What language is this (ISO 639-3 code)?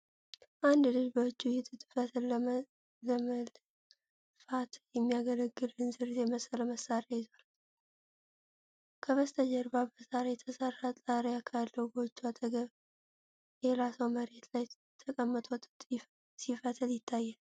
amh